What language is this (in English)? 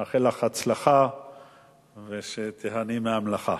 Hebrew